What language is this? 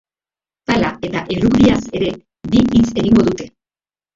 Basque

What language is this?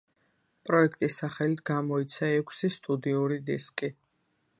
Georgian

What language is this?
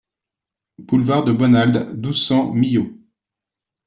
French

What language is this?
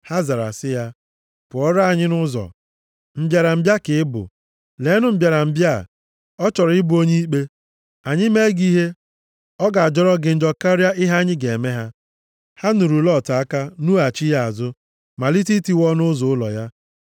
Igbo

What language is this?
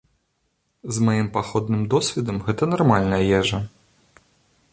Belarusian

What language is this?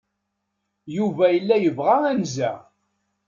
Kabyle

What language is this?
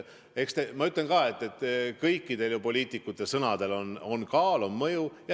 Estonian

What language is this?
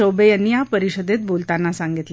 Marathi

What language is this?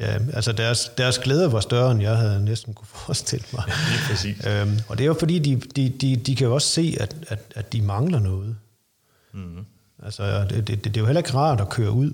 Danish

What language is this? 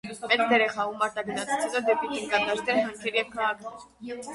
Armenian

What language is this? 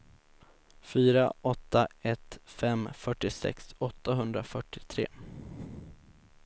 Swedish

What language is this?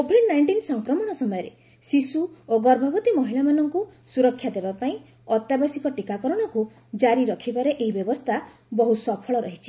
Odia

